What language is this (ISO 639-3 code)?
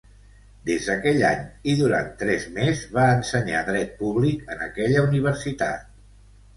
cat